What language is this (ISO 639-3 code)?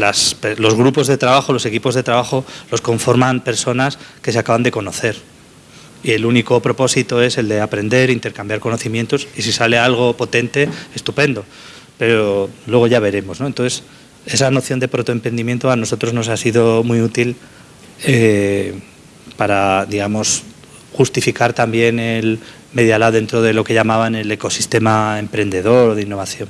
spa